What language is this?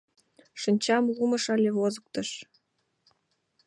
Mari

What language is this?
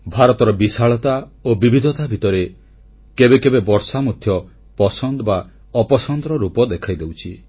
Odia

